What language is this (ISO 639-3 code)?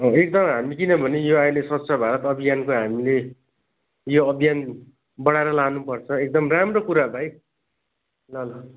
nep